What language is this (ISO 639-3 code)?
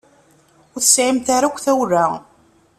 kab